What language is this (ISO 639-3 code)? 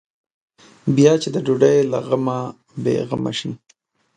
pus